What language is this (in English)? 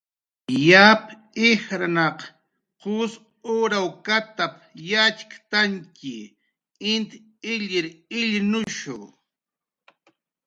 Jaqaru